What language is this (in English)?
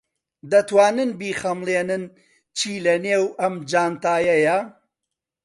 Central Kurdish